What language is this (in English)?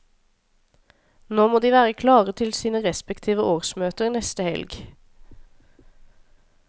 Norwegian